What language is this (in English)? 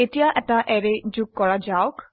Assamese